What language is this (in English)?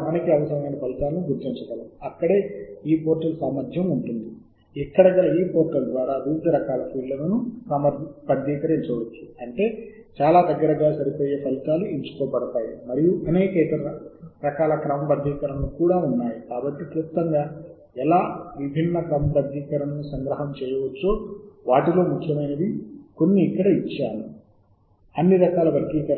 Telugu